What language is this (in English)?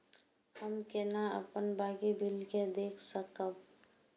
Maithili